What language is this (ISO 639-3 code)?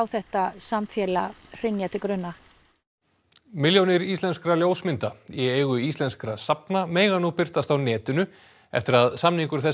isl